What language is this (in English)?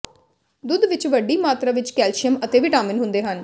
Punjabi